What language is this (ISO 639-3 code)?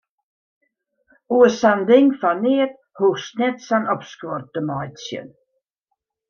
fry